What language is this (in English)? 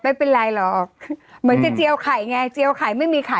Thai